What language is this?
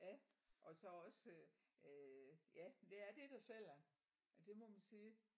Danish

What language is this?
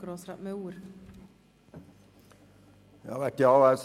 Swiss German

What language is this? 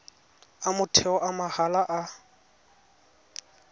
Tswana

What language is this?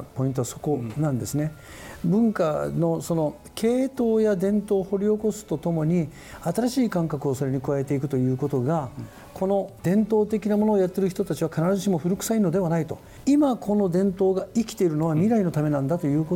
Japanese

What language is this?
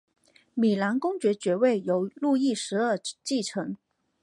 Chinese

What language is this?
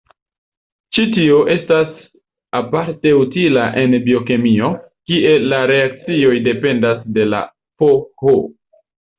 Esperanto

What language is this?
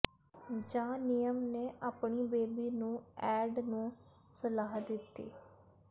Punjabi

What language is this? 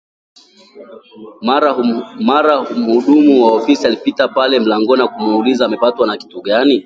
Swahili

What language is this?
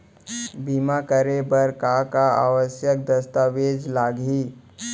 Chhattisgarhi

